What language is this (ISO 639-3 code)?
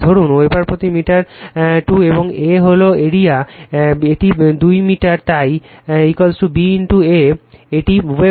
ben